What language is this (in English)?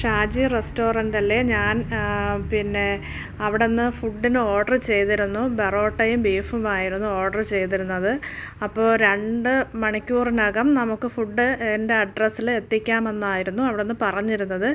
Malayalam